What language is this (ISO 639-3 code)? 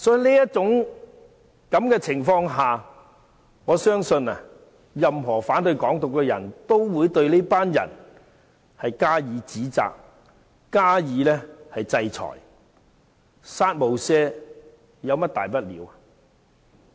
yue